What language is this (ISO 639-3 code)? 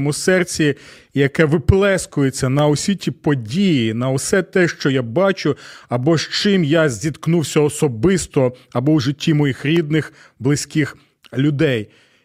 ukr